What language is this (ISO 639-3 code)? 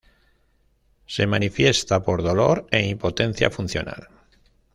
spa